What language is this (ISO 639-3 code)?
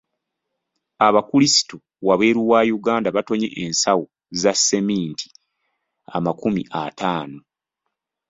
lug